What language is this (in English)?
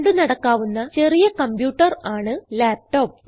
Malayalam